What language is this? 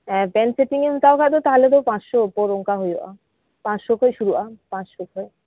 Santali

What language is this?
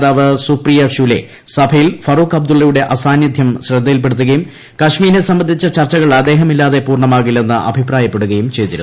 Malayalam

